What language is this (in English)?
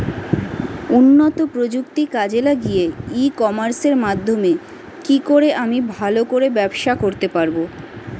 Bangla